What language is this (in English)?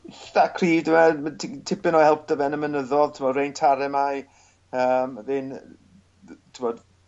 Welsh